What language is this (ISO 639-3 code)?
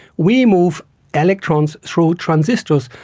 eng